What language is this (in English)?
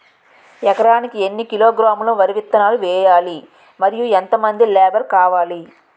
Telugu